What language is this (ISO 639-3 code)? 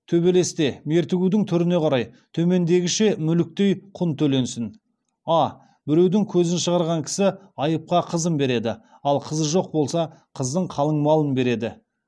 kaz